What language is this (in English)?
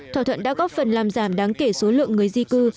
Vietnamese